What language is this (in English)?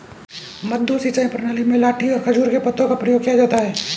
Hindi